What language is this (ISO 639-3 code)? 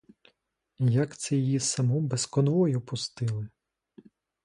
ukr